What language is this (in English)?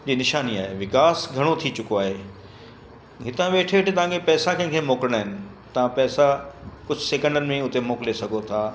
Sindhi